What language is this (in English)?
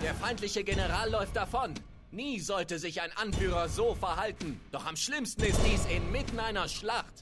German